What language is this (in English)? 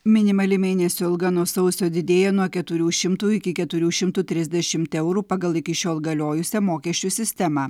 Lithuanian